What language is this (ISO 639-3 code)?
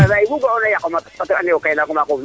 srr